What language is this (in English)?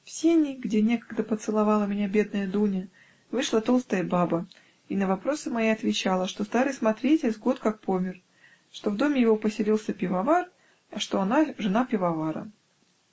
Russian